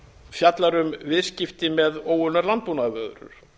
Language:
Icelandic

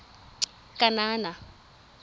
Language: Tswana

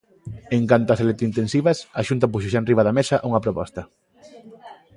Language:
Galician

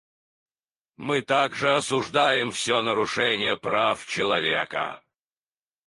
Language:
Russian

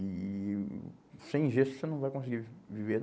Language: Portuguese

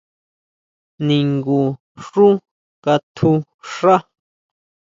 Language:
Huautla Mazatec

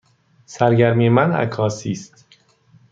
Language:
Persian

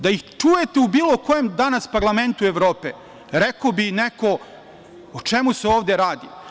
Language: Serbian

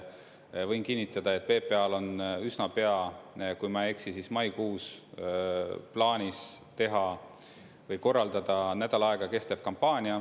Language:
Estonian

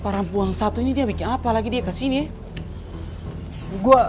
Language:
Indonesian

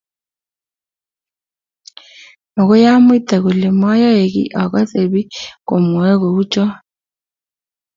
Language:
Kalenjin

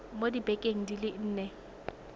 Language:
Tswana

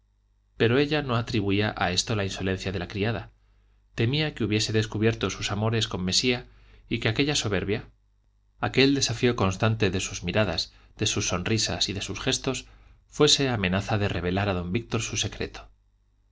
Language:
Spanish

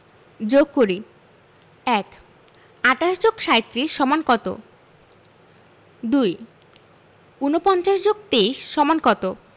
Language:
Bangla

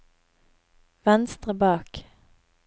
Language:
Norwegian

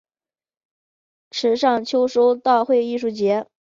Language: Chinese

